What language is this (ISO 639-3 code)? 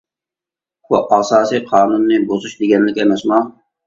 uig